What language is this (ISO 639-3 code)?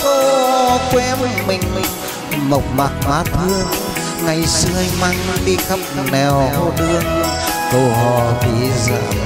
vie